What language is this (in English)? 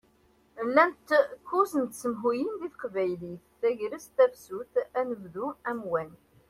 Kabyle